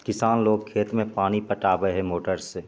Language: Maithili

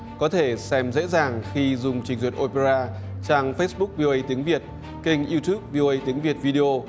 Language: Vietnamese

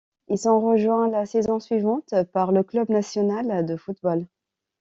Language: French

